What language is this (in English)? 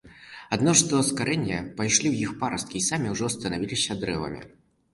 Belarusian